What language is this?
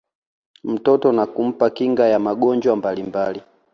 Swahili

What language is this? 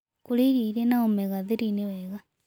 Kikuyu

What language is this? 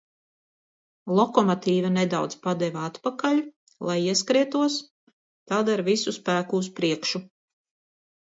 Latvian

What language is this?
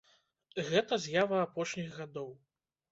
Belarusian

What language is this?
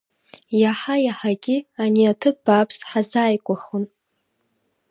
Abkhazian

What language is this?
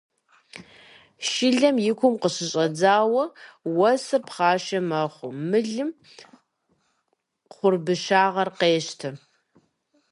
Kabardian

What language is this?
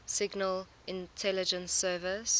English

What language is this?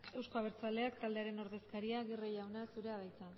Basque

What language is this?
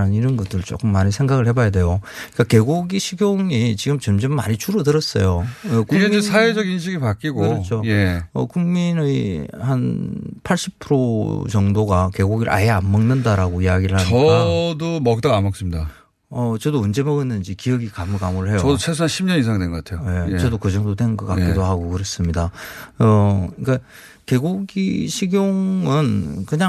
Korean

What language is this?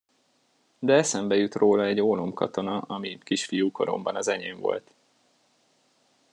Hungarian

